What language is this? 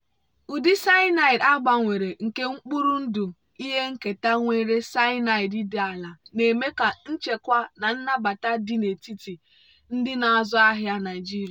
Igbo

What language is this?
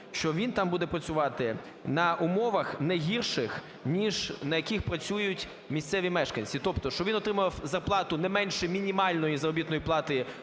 Ukrainian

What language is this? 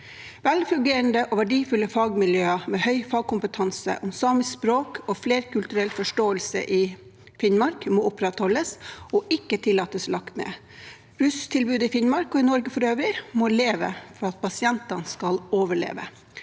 Norwegian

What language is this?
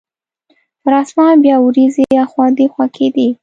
Pashto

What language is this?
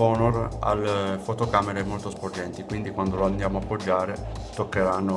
Italian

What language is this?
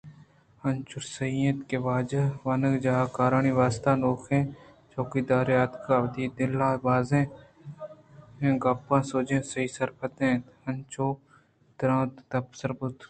Eastern Balochi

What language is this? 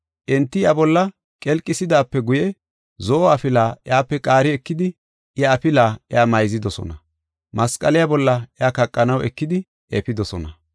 Gofa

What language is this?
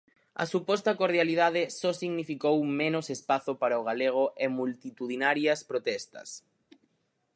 Galician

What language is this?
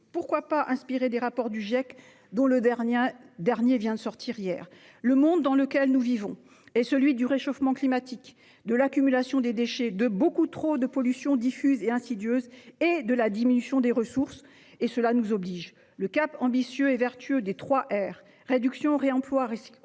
French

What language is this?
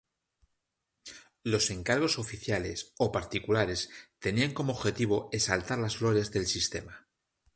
Spanish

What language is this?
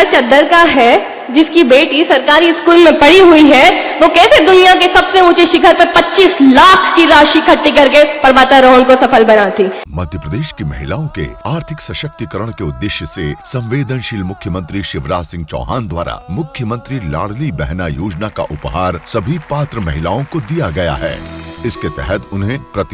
Hindi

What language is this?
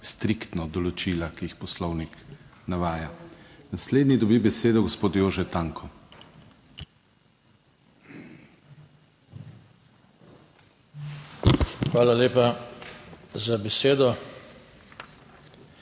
Slovenian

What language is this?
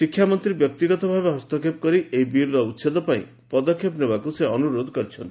Odia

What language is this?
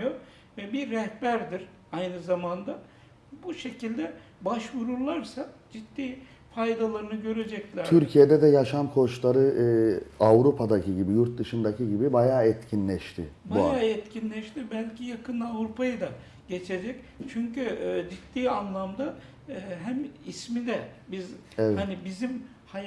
Turkish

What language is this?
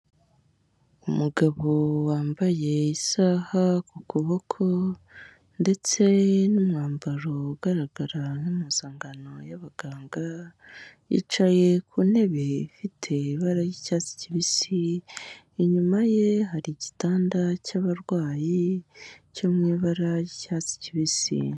Kinyarwanda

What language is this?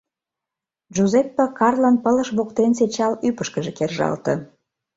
Mari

